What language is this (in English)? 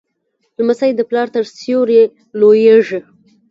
Pashto